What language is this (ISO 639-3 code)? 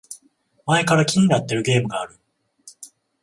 jpn